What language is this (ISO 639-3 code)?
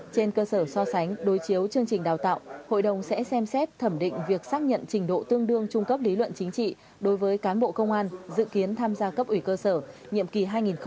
vie